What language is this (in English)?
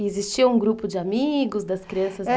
Portuguese